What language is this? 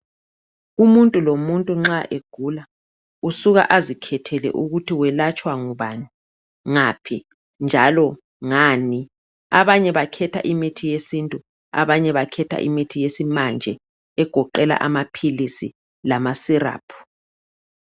North Ndebele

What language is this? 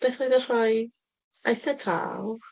Welsh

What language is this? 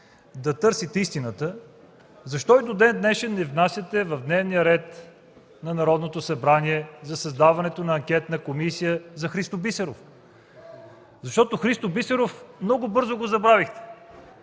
Bulgarian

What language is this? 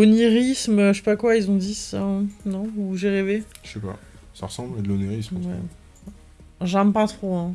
French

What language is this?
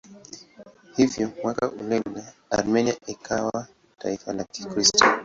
Swahili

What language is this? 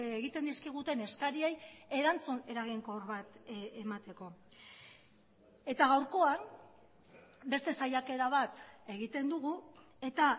Basque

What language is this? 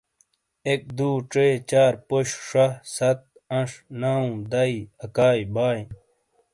Shina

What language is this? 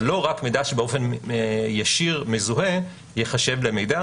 Hebrew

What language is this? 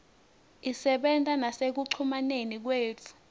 Swati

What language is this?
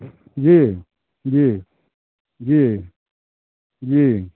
Maithili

